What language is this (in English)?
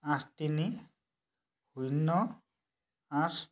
Assamese